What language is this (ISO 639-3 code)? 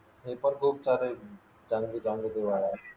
mar